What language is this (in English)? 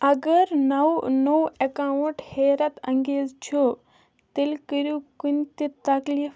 Kashmiri